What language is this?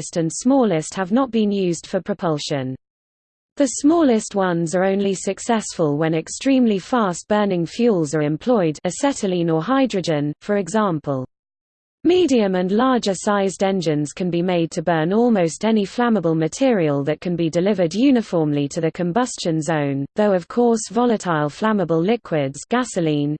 English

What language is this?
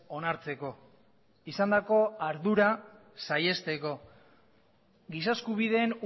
Basque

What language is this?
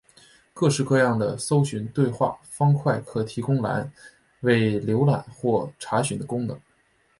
Chinese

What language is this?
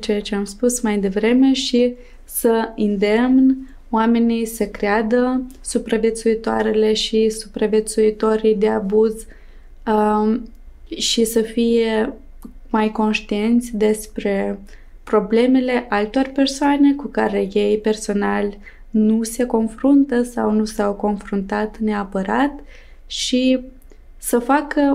Romanian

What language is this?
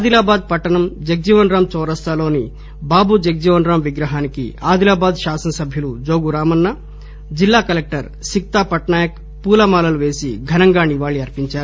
Telugu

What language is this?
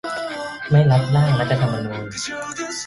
Thai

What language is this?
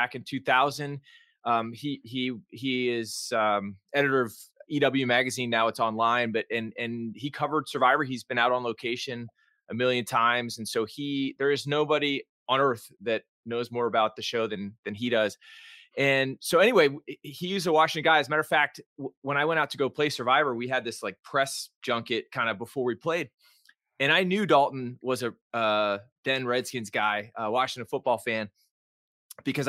English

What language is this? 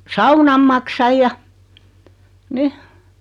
Finnish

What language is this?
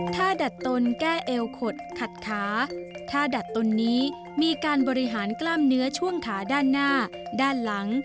Thai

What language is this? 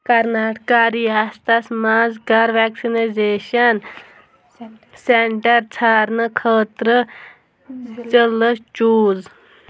Kashmiri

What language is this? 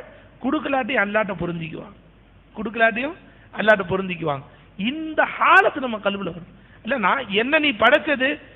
Arabic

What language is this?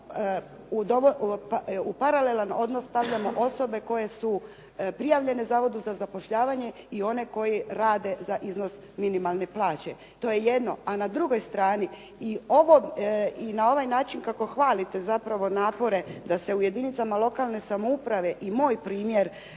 Croatian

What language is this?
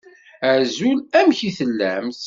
Kabyle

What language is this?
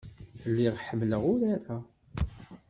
Kabyle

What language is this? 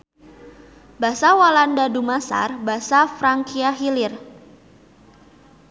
Sundanese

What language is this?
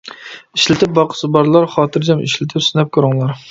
Uyghur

